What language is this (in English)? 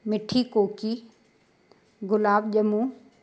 Sindhi